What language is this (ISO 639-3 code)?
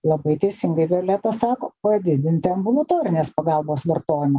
lit